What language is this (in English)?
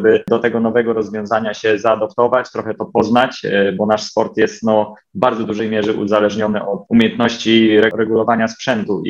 Polish